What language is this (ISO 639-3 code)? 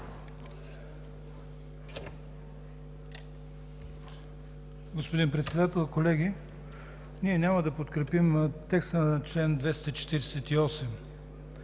bul